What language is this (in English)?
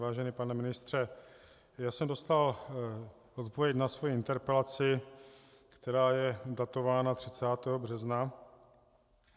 Czech